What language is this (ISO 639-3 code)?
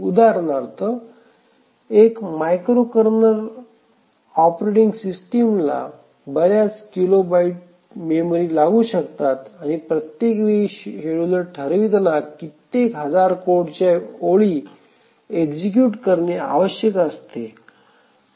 mar